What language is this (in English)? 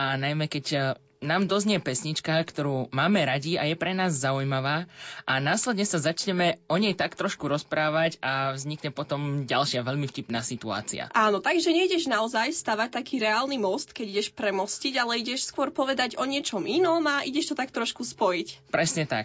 Slovak